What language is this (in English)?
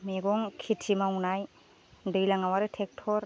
Bodo